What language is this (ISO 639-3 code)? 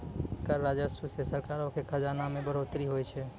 mai